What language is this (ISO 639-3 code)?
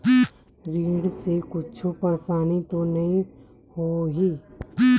hne